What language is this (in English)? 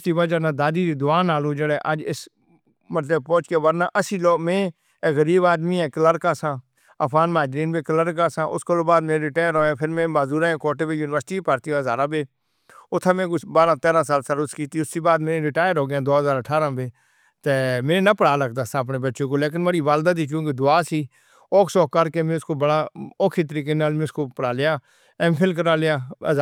Northern Hindko